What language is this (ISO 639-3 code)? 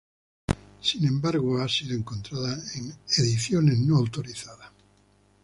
spa